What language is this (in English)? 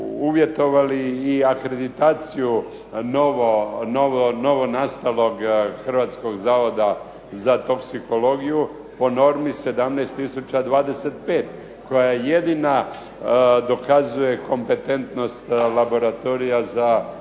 Croatian